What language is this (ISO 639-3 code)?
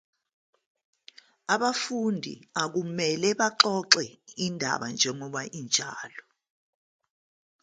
zul